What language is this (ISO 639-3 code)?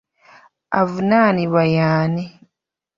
lug